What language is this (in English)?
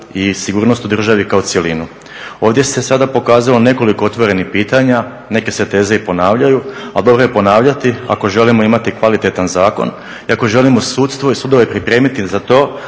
Croatian